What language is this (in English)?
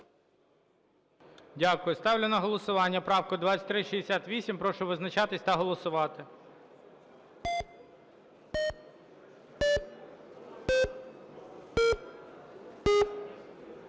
Ukrainian